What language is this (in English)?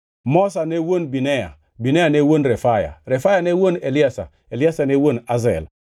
Luo (Kenya and Tanzania)